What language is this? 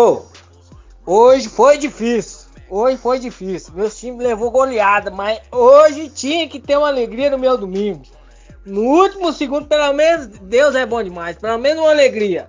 Portuguese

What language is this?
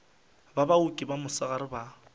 Northern Sotho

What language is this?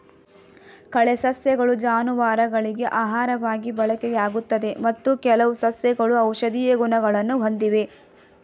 Kannada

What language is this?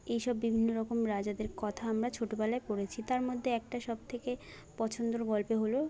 Bangla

